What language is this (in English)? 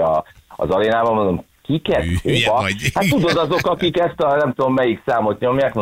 Hungarian